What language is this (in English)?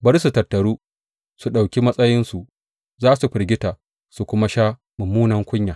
Hausa